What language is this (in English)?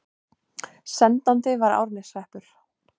Icelandic